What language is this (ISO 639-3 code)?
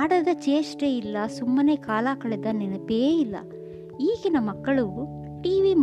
kan